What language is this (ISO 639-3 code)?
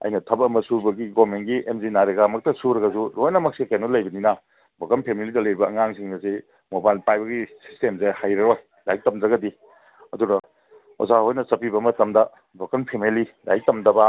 mni